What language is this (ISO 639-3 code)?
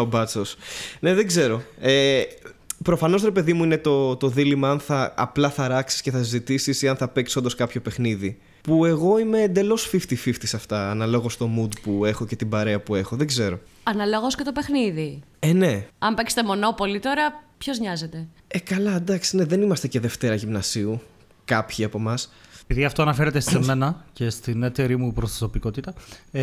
ell